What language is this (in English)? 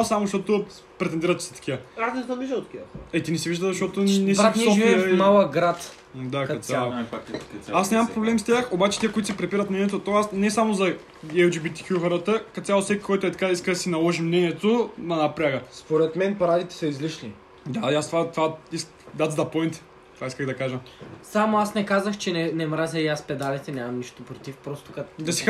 Bulgarian